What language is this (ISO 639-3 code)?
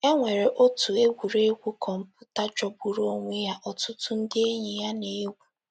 ibo